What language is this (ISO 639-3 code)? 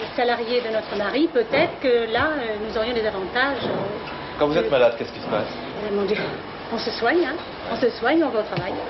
fra